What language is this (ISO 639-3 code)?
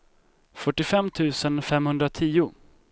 swe